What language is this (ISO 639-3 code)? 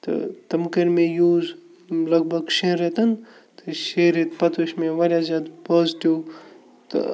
kas